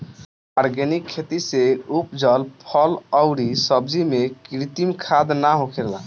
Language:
Bhojpuri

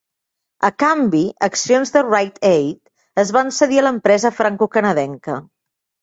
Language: Catalan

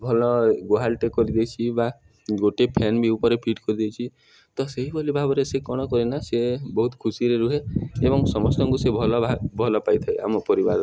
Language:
Odia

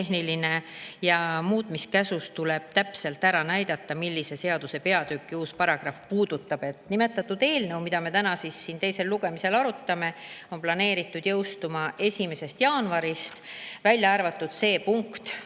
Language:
Estonian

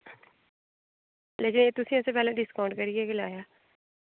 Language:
Dogri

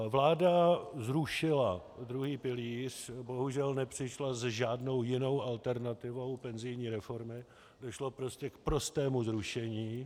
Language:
Czech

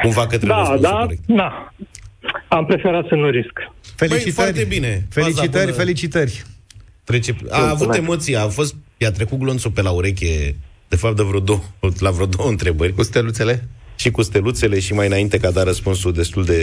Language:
Romanian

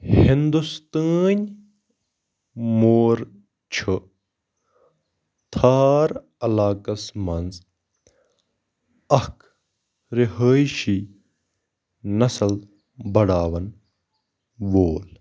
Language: Kashmiri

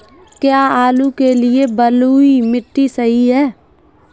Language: Hindi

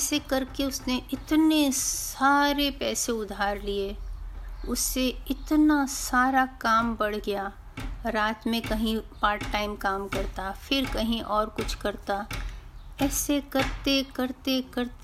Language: Hindi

